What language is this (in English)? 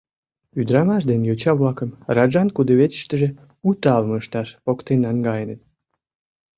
Mari